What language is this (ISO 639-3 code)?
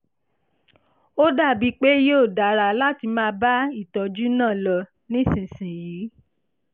yor